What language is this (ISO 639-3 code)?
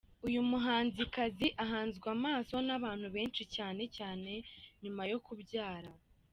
kin